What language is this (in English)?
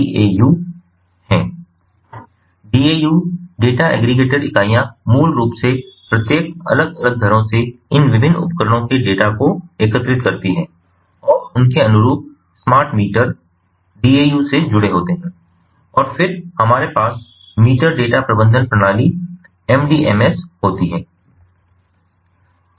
Hindi